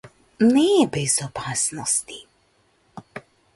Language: Macedonian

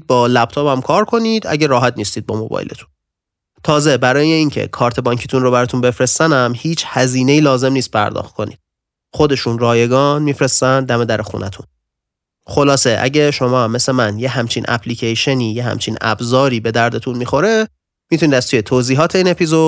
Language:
Persian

